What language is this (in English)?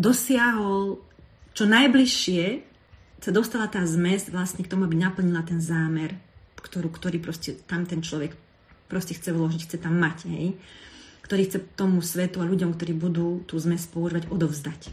Slovak